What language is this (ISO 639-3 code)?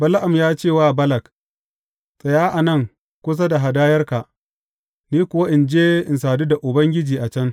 hau